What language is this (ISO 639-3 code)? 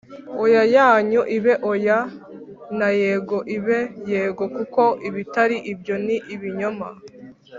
kin